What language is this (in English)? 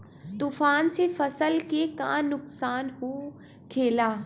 Bhojpuri